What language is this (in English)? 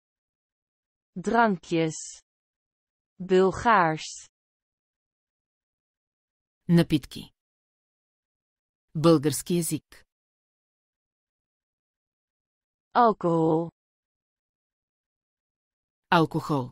Dutch